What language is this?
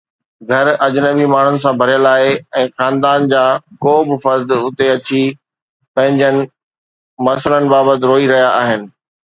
Sindhi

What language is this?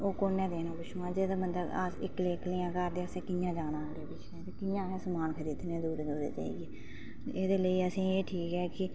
Dogri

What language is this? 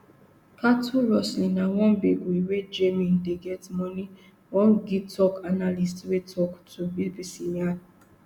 Nigerian Pidgin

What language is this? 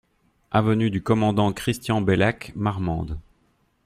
French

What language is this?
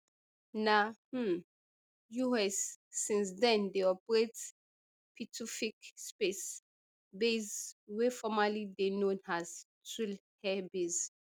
Nigerian Pidgin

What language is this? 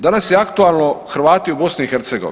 Croatian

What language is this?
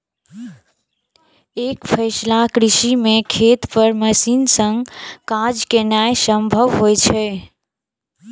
Maithili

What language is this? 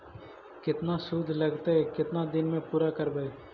Magahi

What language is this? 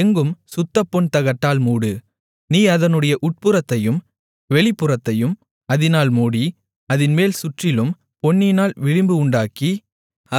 Tamil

